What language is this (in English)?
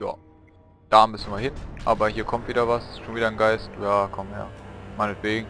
German